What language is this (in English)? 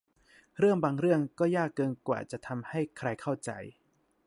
Thai